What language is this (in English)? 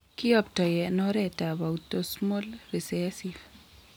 Kalenjin